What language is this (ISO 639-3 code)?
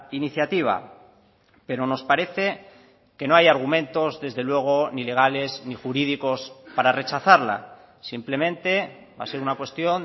spa